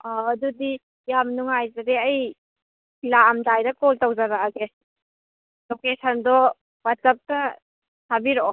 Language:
Manipuri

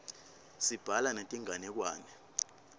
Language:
Swati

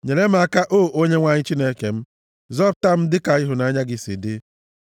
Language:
Igbo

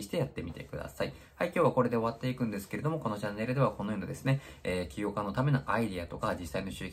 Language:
Japanese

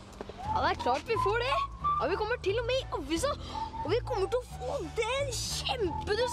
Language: Norwegian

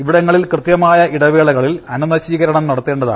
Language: Malayalam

